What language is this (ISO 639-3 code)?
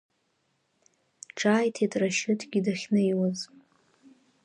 abk